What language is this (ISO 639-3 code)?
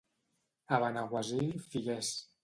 cat